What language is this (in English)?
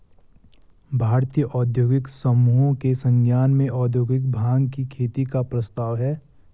Hindi